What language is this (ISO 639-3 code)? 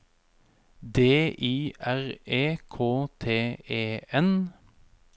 nor